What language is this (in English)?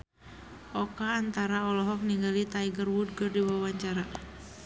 Sundanese